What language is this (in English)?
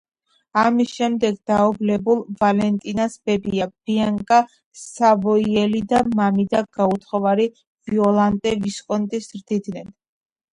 Georgian